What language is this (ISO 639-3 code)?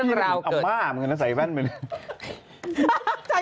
tha